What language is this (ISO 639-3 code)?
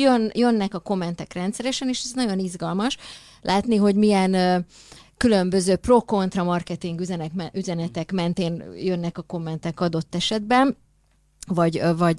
hun